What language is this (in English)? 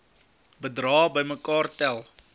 Afrikaans